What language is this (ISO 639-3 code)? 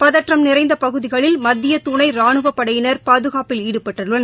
tam